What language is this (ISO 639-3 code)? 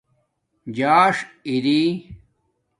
dmk